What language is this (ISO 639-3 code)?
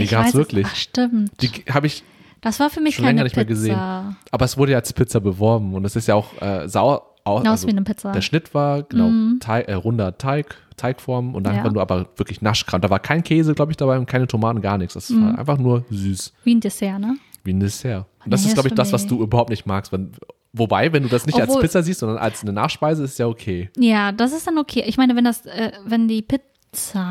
deu